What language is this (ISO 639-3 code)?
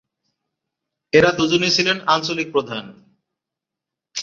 ben